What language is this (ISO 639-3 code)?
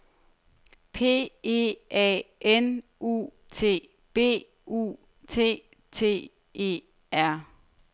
dan